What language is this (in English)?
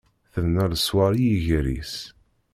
Kabyle